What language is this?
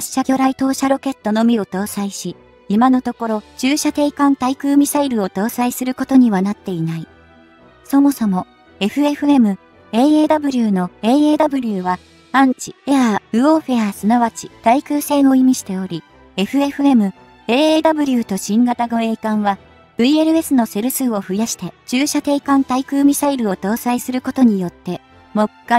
Japanese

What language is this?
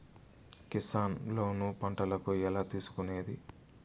Telugu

